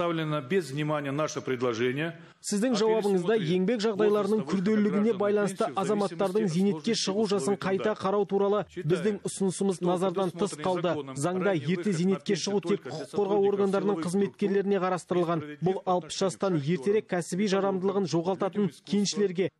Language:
Russian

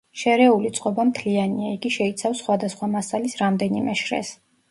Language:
Georgian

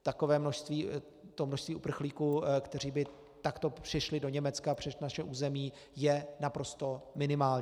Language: Czech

